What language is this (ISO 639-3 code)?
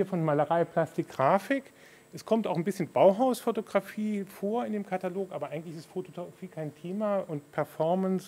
deu